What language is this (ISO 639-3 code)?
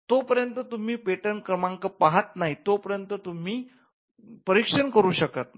mar